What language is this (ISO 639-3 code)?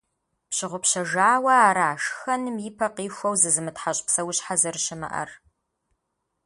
kbd